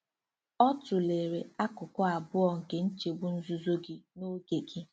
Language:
Igbo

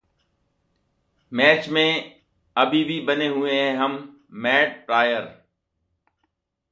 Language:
Hindi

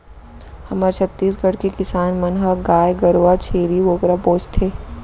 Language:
Chhattisgarhi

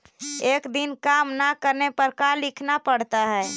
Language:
Magahi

